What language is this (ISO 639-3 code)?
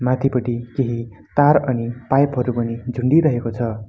nep